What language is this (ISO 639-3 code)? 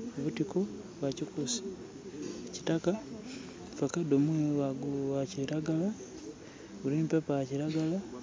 xog